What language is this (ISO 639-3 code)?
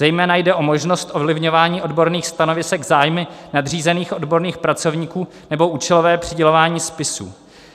ces